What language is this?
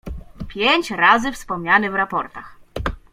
Polish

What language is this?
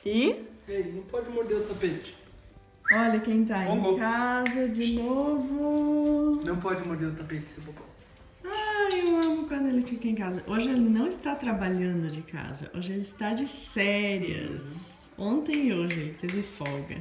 Portuguese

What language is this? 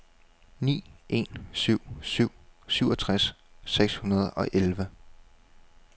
Danish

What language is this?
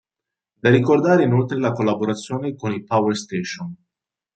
Italian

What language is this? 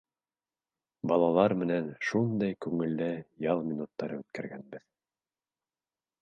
Bashkir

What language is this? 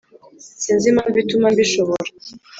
Kinyarwanda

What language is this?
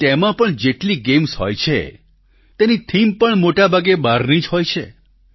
Gujarati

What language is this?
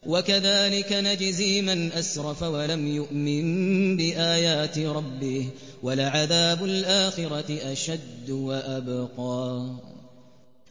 Arabic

